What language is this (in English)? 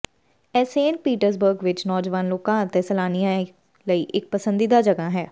Punjabi